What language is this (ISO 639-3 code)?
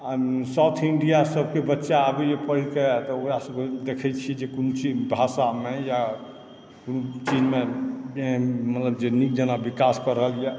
mai